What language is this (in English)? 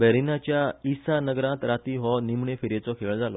Konkani